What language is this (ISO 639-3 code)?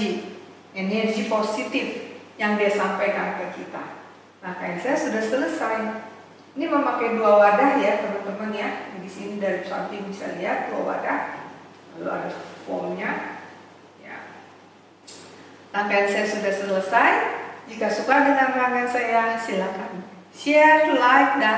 ind